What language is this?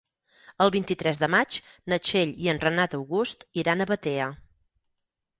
Catalan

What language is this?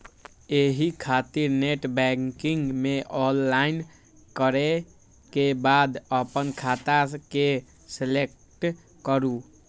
Maithili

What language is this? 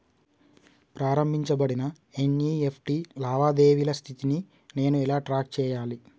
Telugu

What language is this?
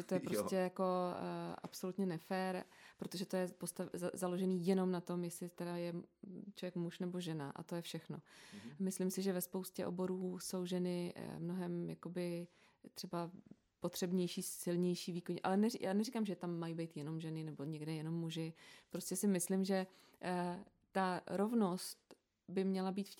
Czech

